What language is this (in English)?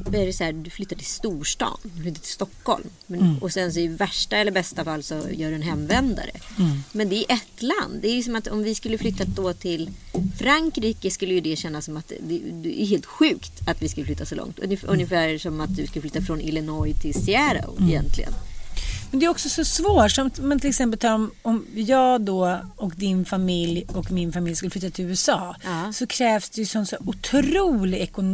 Swedish